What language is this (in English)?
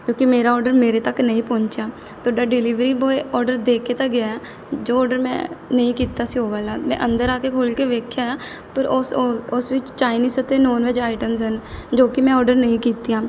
Punjabi